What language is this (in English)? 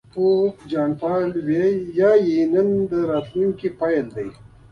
Pashto